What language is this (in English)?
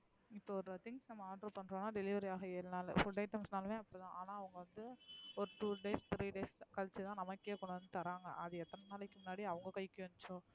Tamil